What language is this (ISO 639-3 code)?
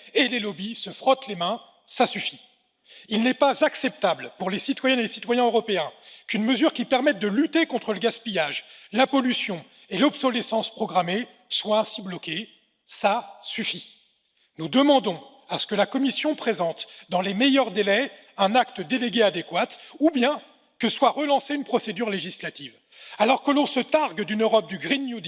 fra